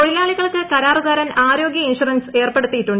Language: Malayalam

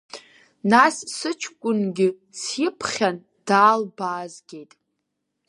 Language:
Abkhazian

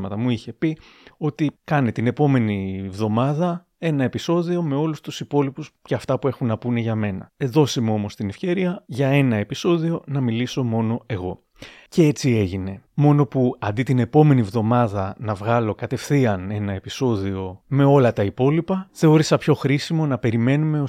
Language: Greek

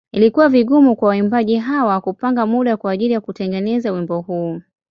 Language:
Swahili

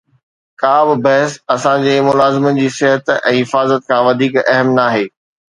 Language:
Sindhi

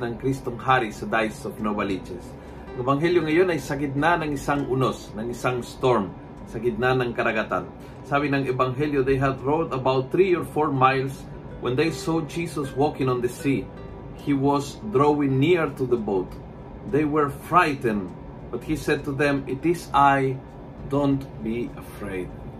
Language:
Filipino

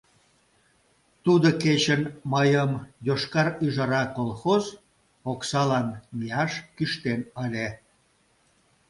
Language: Mari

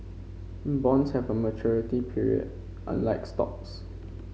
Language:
English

